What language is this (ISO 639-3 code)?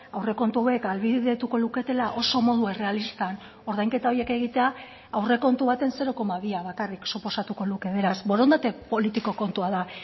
eus